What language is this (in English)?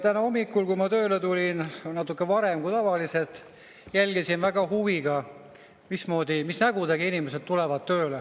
Estonian